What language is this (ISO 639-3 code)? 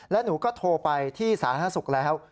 tha